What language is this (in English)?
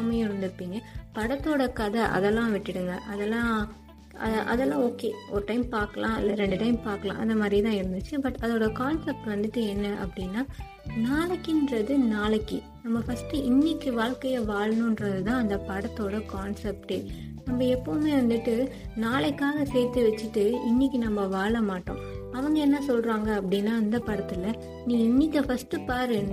Tamil